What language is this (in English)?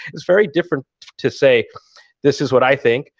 English